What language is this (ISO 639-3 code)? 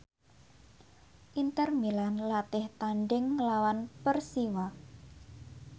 jav